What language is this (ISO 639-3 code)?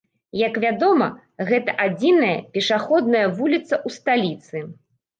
bel